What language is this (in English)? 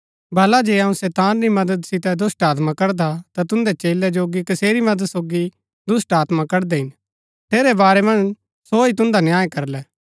Gaddi